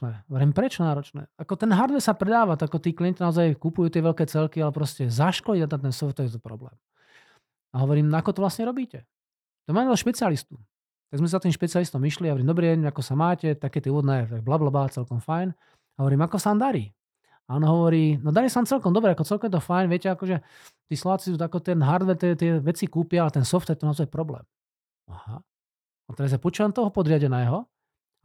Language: Slovak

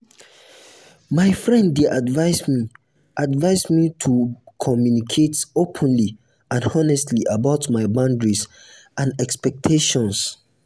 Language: Nigerian Pidgin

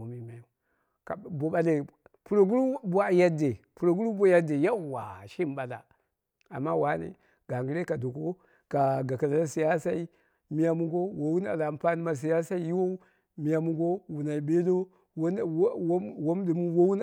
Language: Dera (Nigeria)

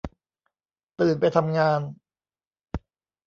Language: Thai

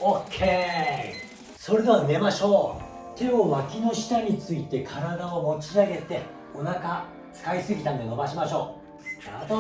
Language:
Japanese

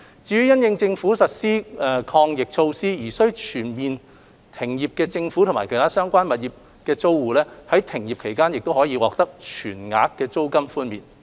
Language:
Cantonese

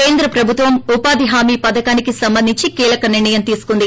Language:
Telugu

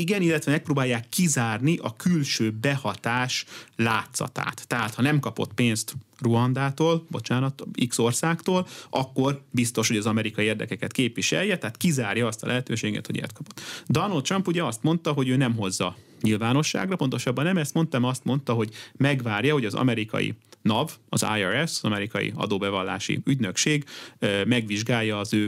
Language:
Hungarian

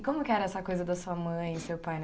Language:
Portuguese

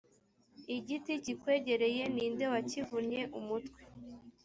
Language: Kinyarwanda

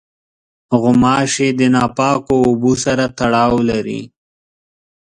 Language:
Pashto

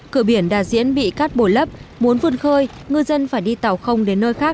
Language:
Vietnamese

